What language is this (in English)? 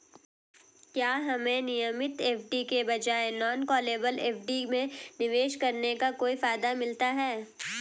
Hindi